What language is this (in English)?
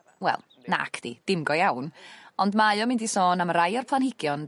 Welsh